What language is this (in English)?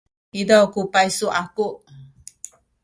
Sakizaya